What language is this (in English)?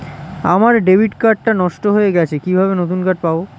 Bangla